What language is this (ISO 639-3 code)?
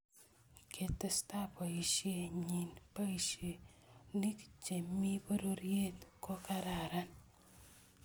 kln